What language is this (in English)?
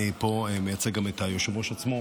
Hebrew